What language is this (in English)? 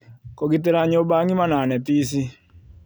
Kikuyu